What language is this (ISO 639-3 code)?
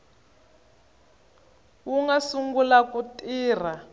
tso